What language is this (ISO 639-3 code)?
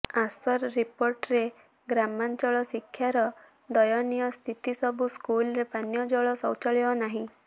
ori